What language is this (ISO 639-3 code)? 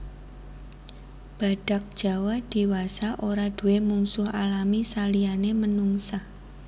jav